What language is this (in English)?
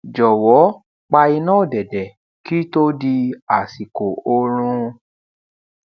Yoruba